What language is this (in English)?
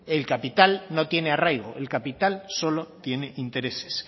Spanish